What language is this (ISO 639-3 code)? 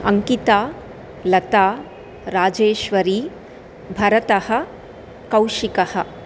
san